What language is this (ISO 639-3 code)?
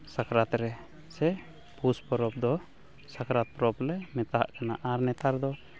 sat